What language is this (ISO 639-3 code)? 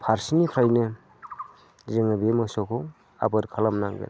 brx